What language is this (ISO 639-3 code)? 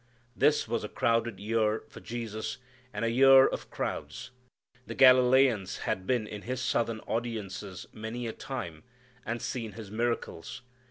eng